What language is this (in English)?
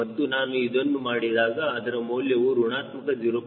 Kannada